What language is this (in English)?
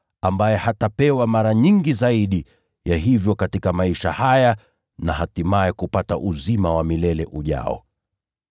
Swahili